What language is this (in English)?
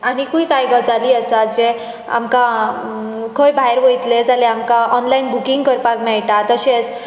Konkani